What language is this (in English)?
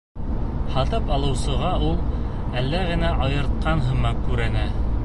Bashkir